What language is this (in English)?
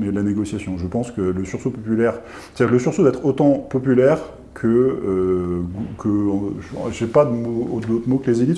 French